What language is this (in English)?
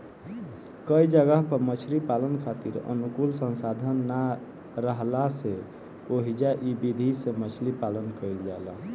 Bhojpuri